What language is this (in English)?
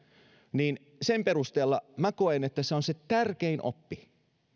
Finnish